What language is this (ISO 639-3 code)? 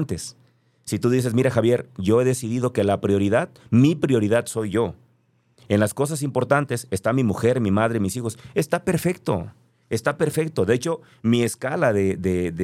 spa